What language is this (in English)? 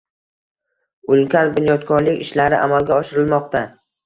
Uzbek